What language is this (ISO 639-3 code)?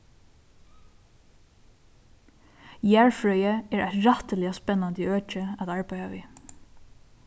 fao